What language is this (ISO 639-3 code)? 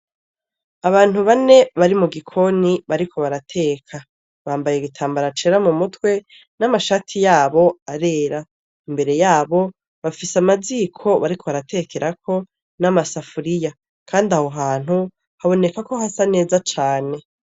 run